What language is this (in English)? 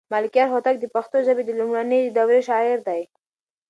Pashto